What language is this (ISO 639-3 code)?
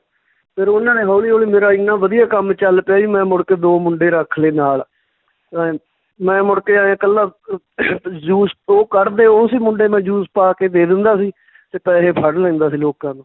pan